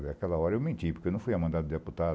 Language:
Portuguese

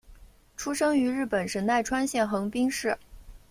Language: Chinese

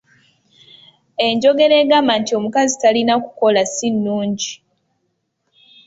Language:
Ganda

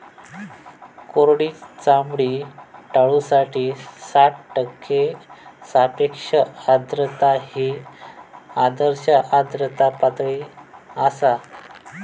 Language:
Marathi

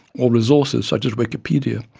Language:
English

